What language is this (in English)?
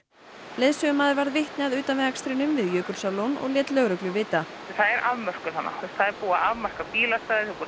Icelandic